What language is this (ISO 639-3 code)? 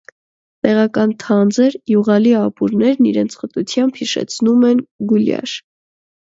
hye